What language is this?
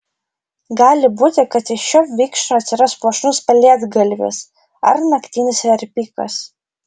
Lithuanian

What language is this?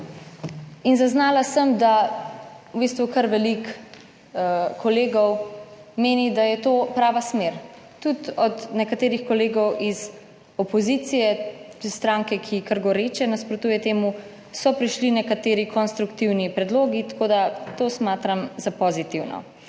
Slovenian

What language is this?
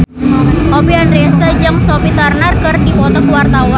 Sundanese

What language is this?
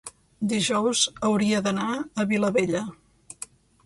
Catalan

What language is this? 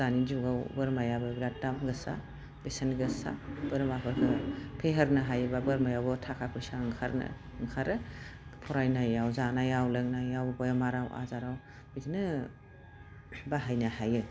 Bodo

